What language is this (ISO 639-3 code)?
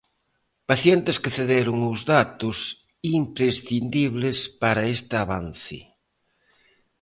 glg